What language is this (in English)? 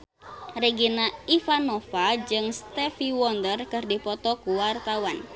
Sundanese